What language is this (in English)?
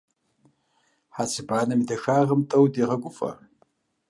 Kabardian